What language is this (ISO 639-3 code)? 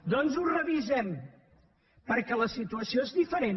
cat